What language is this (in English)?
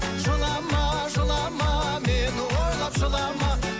Kazakh